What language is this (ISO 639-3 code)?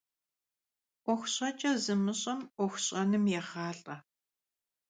kbd